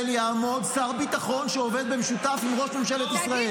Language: Hebrew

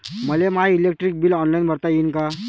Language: Marathi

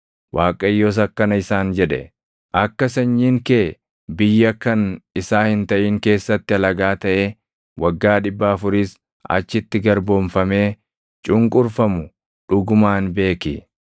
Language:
Oromo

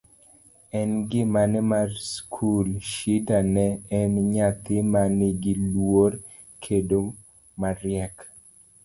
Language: Luo (Kenya and Tanzania)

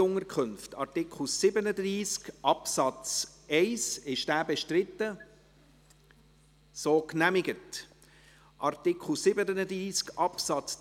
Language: Swiss German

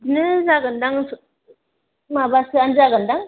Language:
Bodo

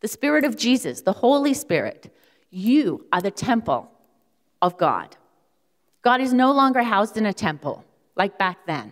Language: English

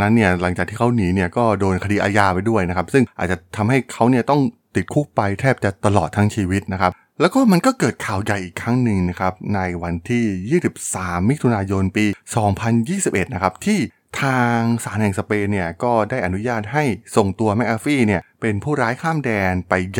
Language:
Thai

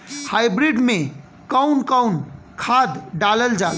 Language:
Bhojpuri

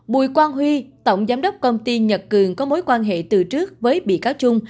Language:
Vietnamese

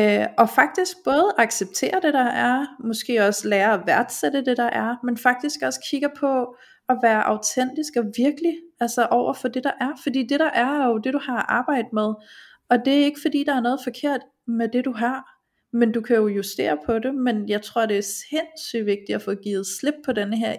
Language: Danish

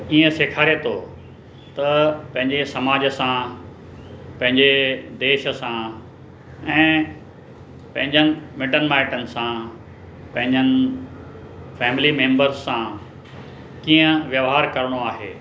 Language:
Sindhi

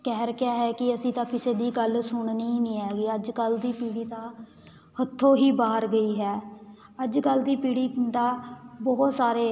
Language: Punjabi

